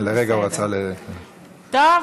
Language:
Hebrew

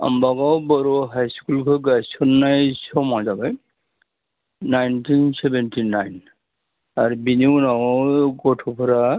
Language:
Bodo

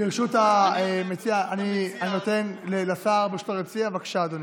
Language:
Hebrew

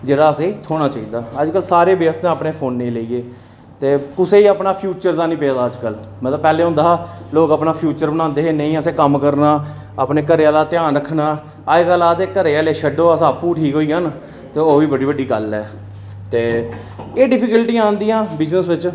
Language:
Dogri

